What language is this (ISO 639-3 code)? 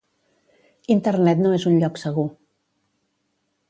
cat